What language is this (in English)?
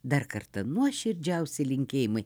Lithuanian